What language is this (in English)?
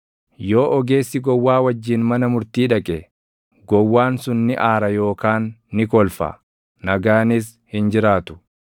Oromo